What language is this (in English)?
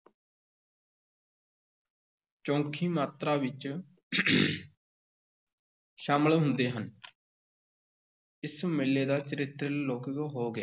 Punjabi